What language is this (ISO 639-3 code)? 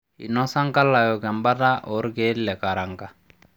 mas